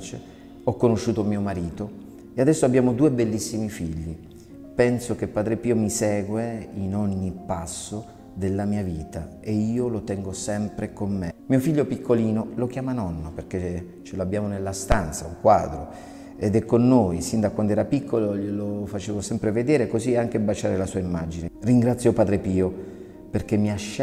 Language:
Italian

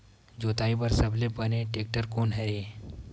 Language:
Chhattisgarhi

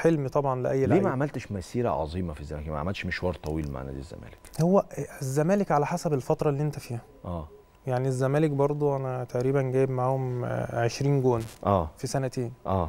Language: Arabic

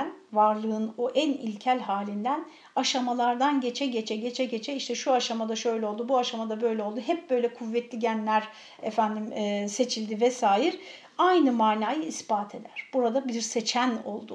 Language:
Turkish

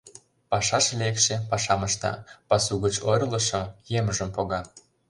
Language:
Mari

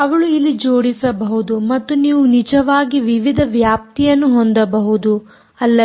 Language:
Kannada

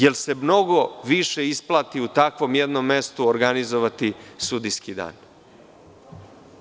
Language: Serbian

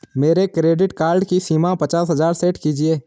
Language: Hindi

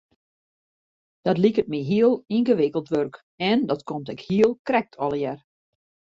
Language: Western Frisian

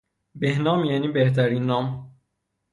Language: Persian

